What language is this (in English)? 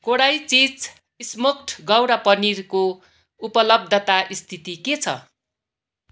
Nepali